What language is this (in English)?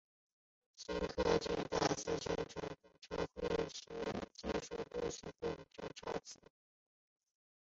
Chinese